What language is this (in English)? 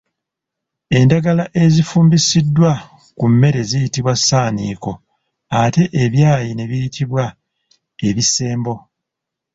Ganda